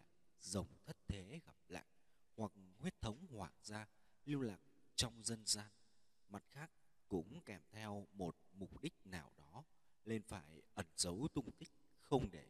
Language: Vietnamese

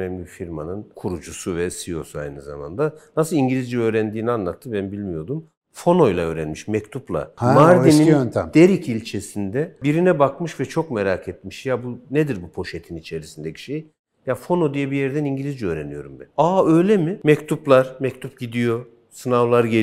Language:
Turkish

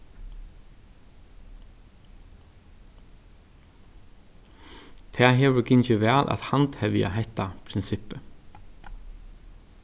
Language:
Faroese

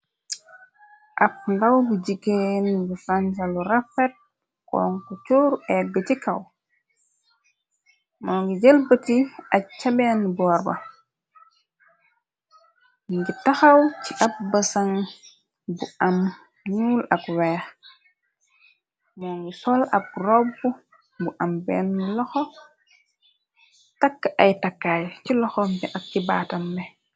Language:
Wolof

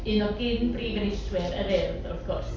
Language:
Welsh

